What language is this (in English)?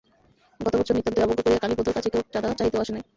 Bangla